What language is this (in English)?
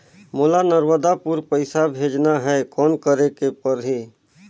Chhattisgarhi